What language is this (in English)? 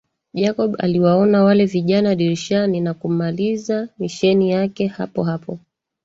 Swahili